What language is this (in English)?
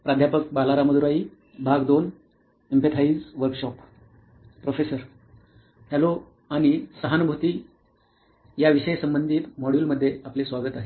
Marathi